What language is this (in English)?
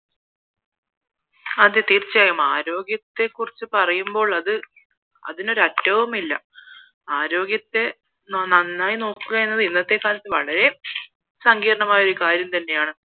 Malayalam